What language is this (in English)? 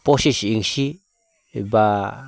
Bodo